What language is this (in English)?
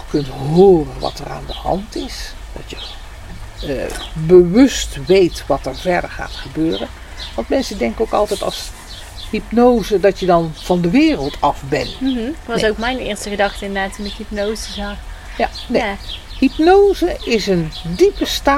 Dutch